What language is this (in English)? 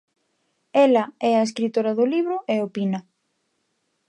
Galician